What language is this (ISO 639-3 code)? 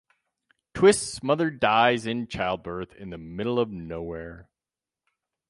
eng